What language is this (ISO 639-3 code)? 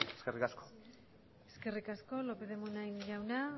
eus